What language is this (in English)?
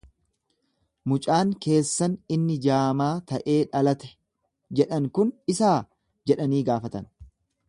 Oromo